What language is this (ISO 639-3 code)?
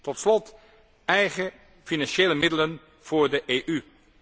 nld